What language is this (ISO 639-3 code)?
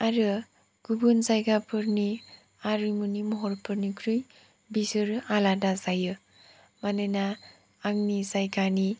brx